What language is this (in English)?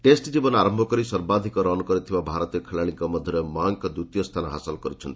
Odia